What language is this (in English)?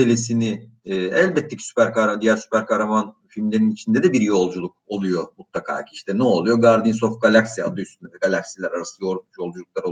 Turkish